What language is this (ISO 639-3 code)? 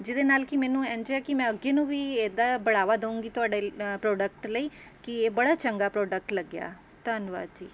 pan